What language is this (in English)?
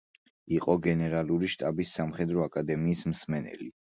Georgian